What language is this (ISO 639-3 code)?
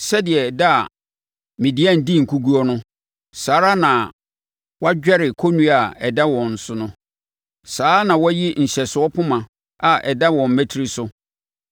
aka